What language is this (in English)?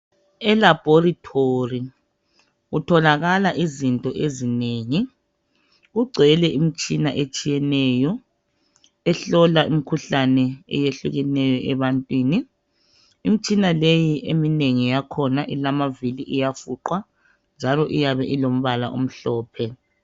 North Ndebele